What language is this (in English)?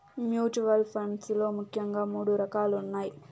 Telugu